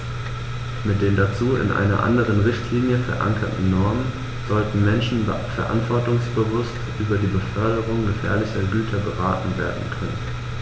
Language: German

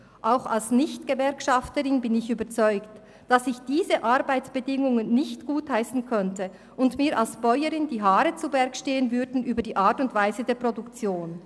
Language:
Swiss German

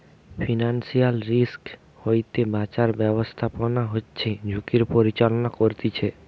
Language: Bangla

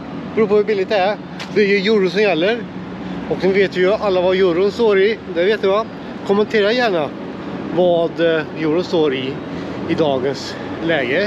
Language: Swedish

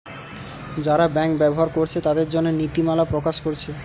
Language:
Bangla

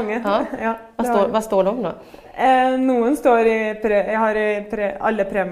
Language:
Swedish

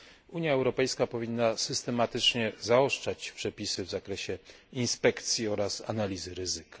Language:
Polish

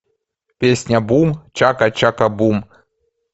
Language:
Russian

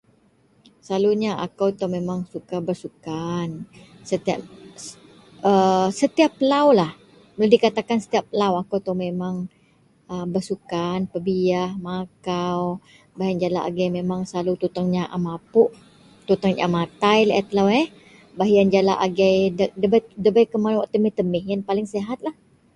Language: Central Melanau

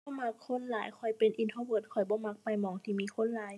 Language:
Thai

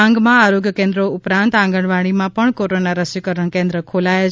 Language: Gujarati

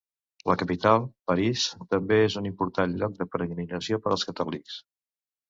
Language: Catalan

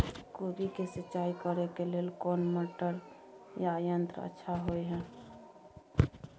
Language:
Maithili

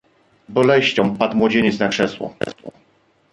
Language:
Polish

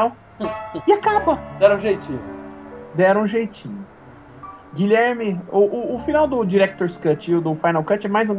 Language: Portuguese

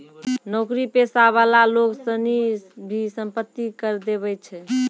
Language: Maithili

